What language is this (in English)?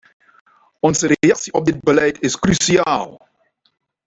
Dutch